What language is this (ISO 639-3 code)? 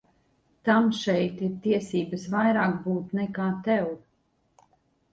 lav